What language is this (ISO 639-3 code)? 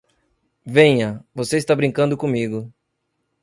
por